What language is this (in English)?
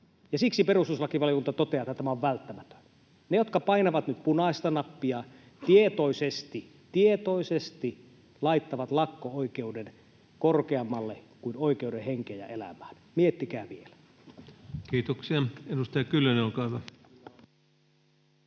Finnish